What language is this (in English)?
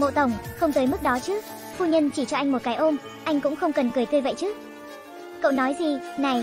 Vietnamese